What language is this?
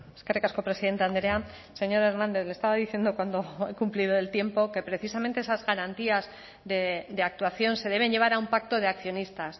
Spanish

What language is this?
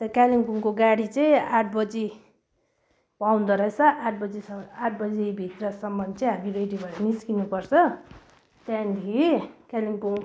Nepali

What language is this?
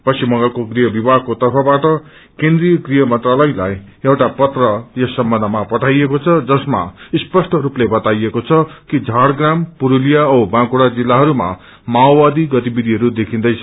Nepali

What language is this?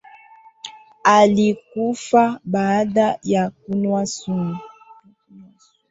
Swahili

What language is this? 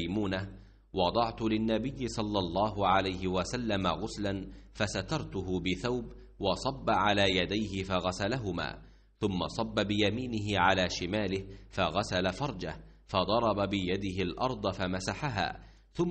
Arabic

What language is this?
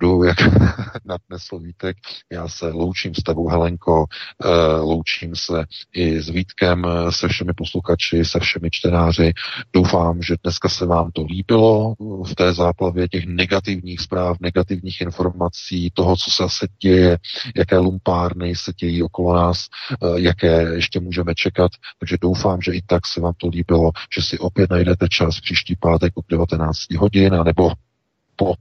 Czech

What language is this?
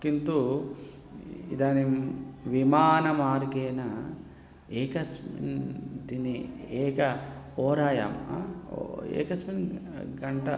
Sanskrit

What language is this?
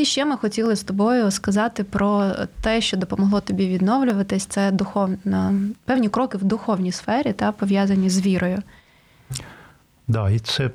Ukrainian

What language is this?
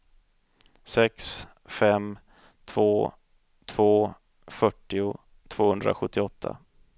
Swedish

